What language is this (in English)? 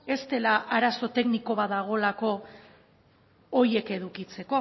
Basque